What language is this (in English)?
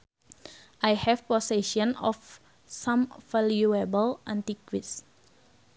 Sundanese